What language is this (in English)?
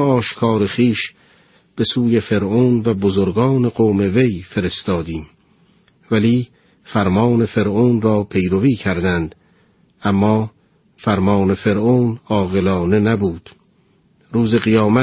Persian